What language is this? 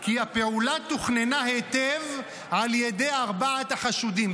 Hebrew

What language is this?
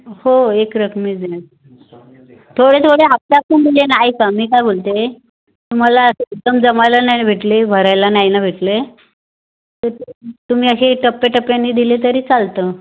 Marathi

